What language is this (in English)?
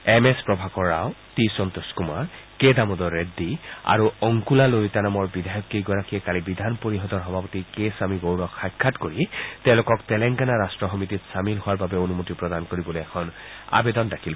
Assamese